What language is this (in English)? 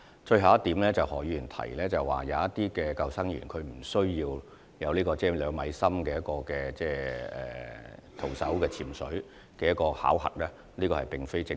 Cantonese